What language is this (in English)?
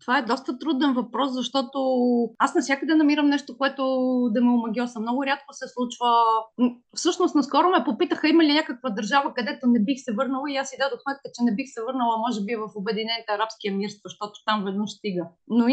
Bulgarian